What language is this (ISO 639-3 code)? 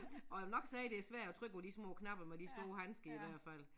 dan